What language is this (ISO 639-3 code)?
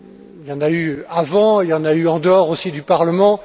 fra